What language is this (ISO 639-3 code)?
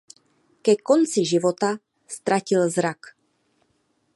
ces